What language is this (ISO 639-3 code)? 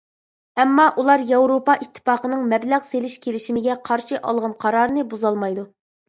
uig